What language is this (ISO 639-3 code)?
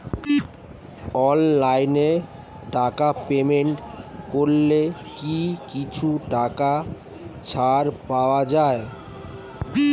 ben